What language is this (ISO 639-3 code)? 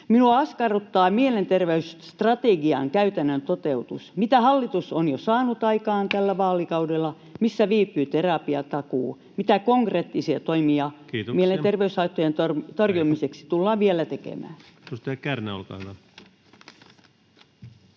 fin